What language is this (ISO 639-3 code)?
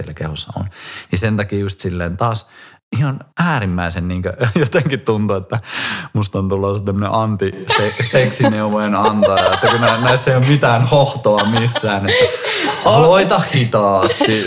fin